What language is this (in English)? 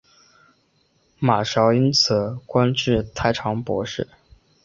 Chinese